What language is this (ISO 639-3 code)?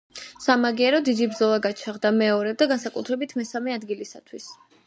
kat